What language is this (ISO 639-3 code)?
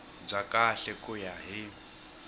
tso